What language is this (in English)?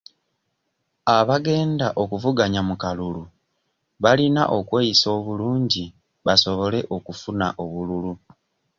Ganda